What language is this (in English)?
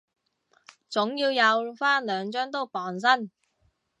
Cantonese